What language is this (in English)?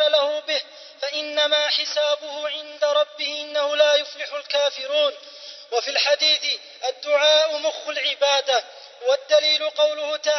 Arabic